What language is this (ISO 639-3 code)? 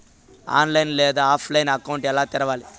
tel